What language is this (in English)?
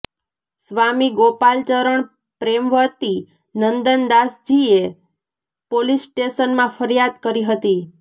Gujarati